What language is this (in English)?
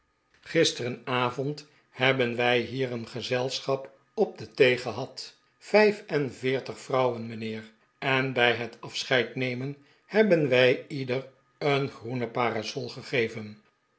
Dutch